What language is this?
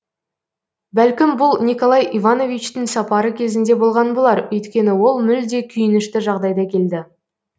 Kazakh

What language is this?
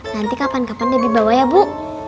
Indonesian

